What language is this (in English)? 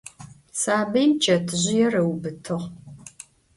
Adyghe